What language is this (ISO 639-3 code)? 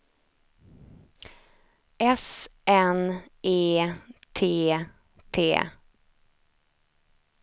swe